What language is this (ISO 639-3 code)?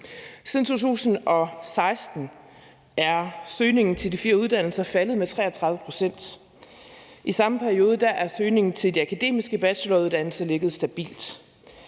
dan